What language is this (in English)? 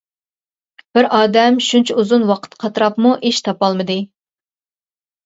Uyghur